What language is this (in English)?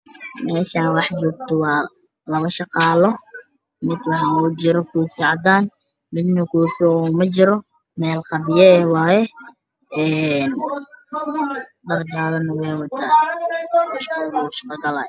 Somali